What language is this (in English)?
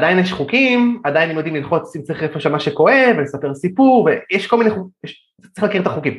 Hebrew